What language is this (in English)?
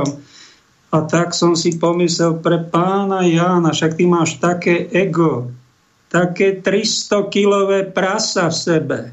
Slovak